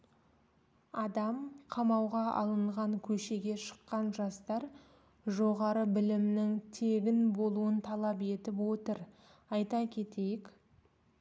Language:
Kazakh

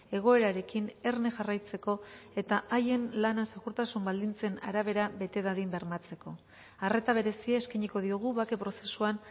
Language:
Basque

